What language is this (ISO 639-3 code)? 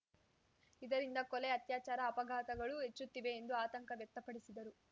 kan